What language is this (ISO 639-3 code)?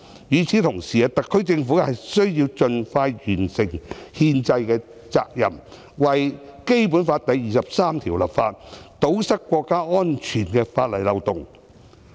yue